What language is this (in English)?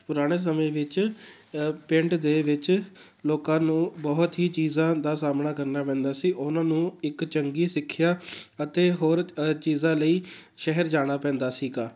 Punjabi